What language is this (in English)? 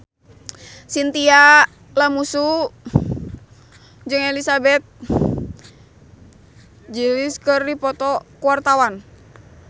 Sundanese